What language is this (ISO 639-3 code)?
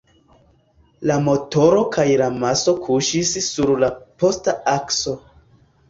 epo